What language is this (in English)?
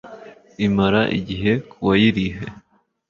Kinyarwanda